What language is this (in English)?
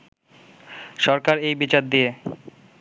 Bangla